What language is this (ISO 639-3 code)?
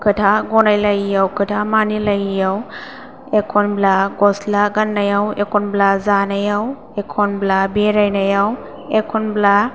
brx